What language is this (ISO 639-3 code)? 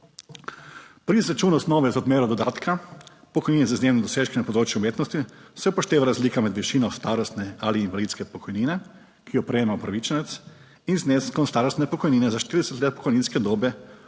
slv